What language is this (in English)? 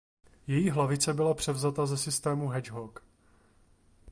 Czech